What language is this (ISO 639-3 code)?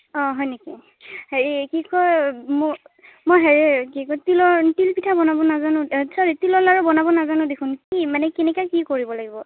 asm